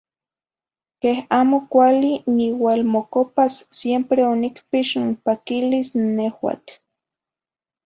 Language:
Zacatlán-Ahuacatlán-Tepetzintla Nahuatl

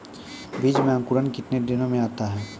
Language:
Maithili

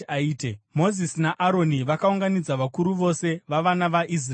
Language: Shona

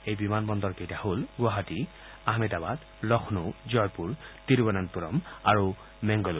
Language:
Assamese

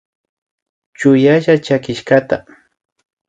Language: Imbabura Highland Quichua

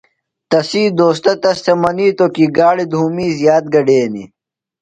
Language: Phalura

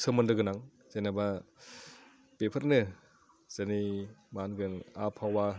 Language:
Bodo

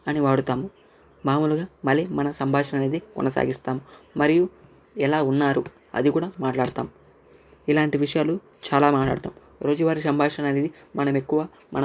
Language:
Telugu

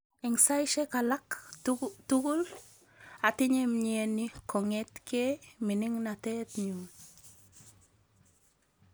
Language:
Kalenjin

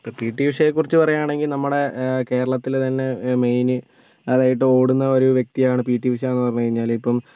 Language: Malayalam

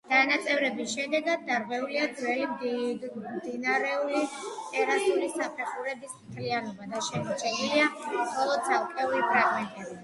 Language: Georgian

